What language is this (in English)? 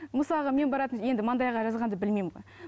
Kazakh